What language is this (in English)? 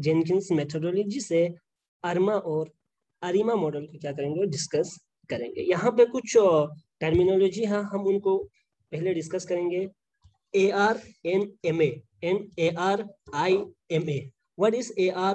Hindi